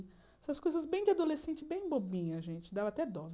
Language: Portuguese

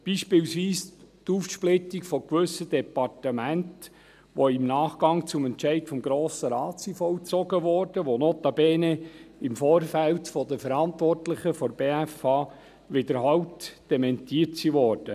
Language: Swiss German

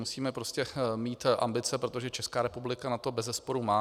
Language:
Czech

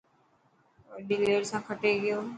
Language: Dhatki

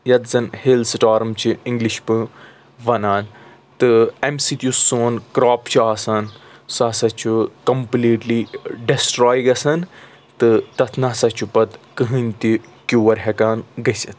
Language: Kashmiri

